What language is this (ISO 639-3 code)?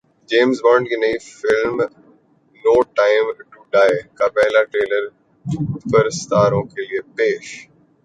urd